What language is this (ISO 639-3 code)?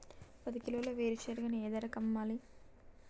tel